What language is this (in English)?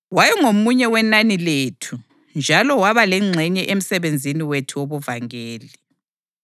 North Ndebele